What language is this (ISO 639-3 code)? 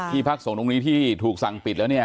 tha